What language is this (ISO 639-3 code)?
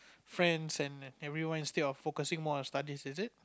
eng